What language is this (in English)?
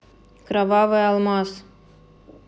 Russian